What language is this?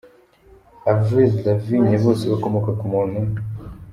Kinyarwanda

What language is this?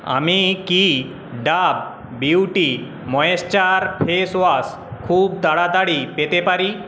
Bangla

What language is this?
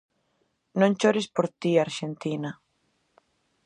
Galician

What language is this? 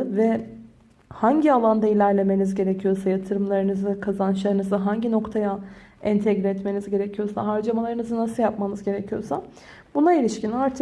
Turkish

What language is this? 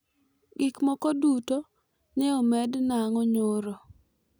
Luo (Kenya and Tanzania)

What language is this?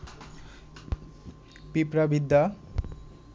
Bangla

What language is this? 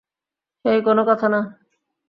Bangla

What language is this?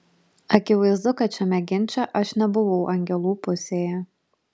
Lithuanian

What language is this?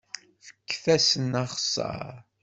Kabyle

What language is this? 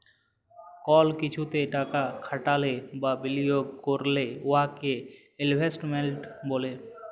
Bangla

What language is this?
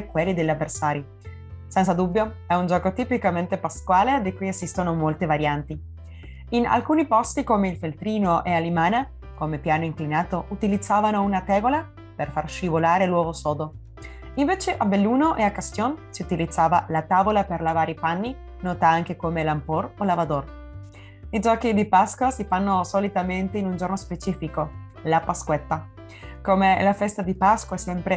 Italian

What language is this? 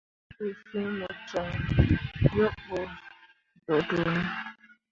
Mundang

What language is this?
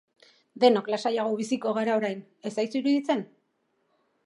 Basque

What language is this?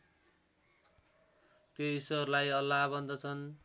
Nepali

